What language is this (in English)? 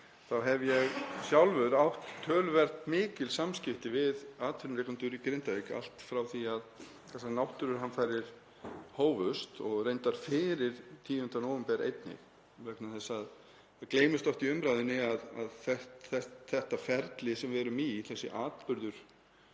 Icelandic